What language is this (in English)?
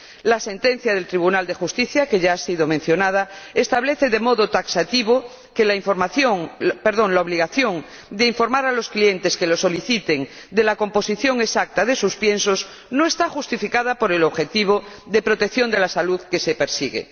Spanish